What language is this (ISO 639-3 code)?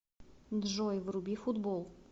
rus